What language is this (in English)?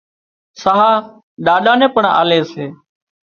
Wadiyara Koli